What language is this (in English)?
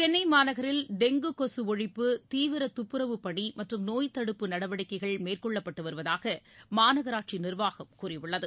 Tamil